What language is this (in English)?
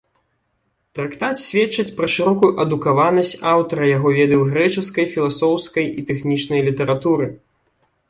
Belarusian